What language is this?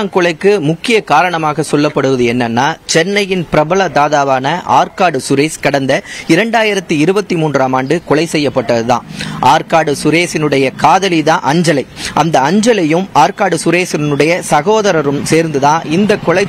Tamil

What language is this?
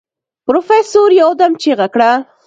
Pashto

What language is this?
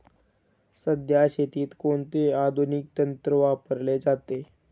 Marathi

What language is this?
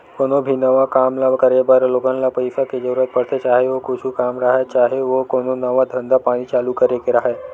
Chhattisgarhi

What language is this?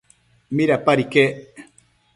Matsés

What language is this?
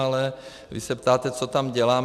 Czech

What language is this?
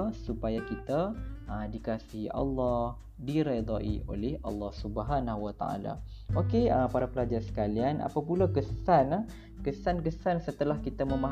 Malay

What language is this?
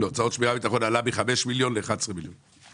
Hebrew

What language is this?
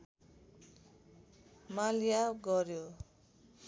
Nepali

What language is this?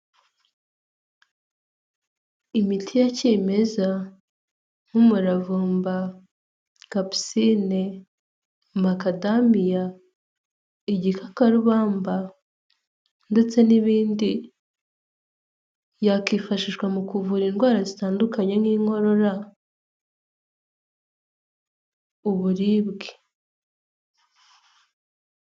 Kinyarwanda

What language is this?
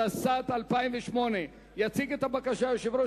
Hebrew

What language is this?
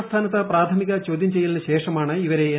Malayalam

